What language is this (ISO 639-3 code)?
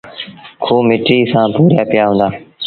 sbn